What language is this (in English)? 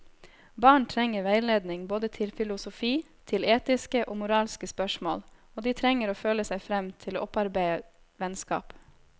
Norwegian